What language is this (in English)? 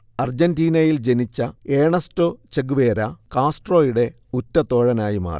Malayalam